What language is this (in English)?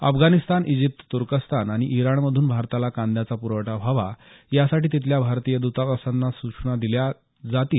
Marathi